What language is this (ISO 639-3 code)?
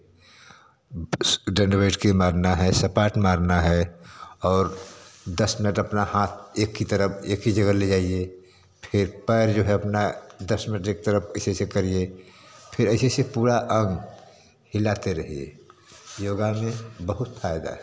hin